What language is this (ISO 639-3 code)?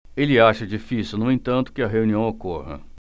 por